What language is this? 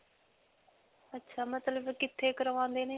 Punjabi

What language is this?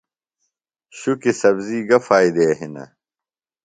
Phalura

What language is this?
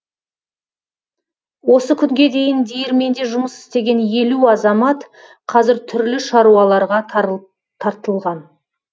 Kazakh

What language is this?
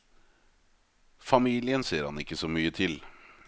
Norwegian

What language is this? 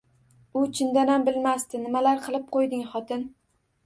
Uzbek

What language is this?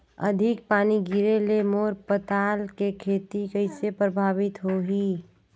Chhattisgarhi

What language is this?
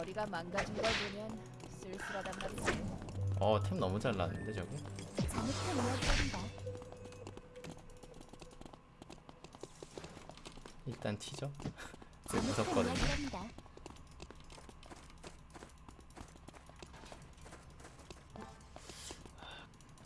Korean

